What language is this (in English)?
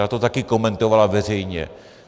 Czech